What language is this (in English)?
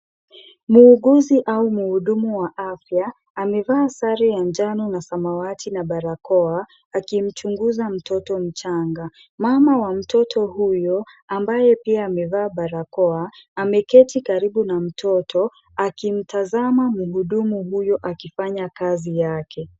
Swahili